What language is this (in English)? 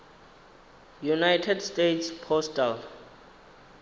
Venda